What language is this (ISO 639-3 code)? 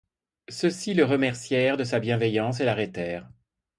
fra